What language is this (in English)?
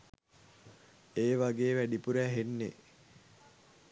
Sinhala